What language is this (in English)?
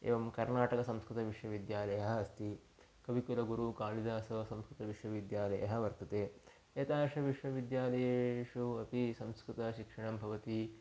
Sanskrit